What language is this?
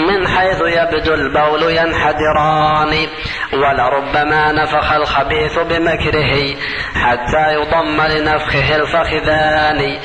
Arabic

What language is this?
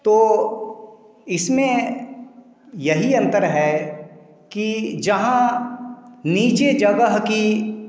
Hindi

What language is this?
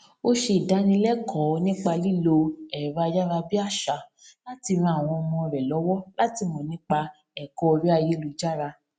Yoruba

